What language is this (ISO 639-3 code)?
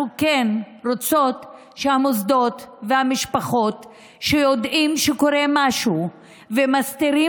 heb